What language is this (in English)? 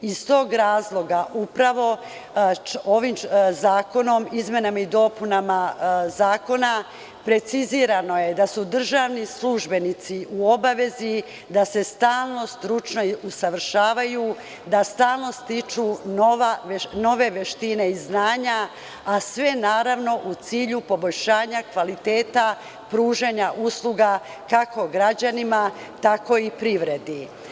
Serbian